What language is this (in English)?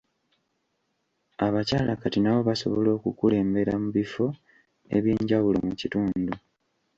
Ganda